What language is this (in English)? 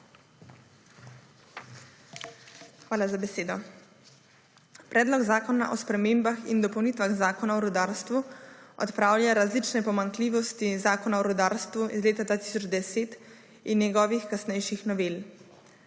Slovenian